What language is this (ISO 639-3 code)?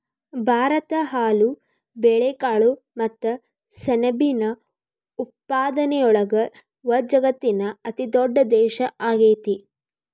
kan